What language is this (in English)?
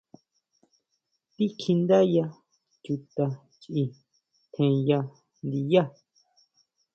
Huautla Mazatec